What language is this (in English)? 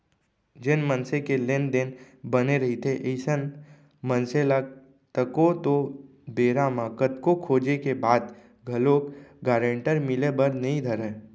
Chhattisgarhi